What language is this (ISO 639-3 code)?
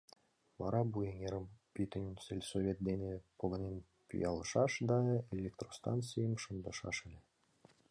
chm